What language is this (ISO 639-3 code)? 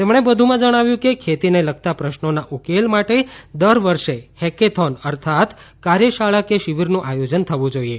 guj